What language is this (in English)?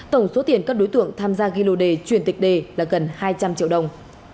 Vietnamese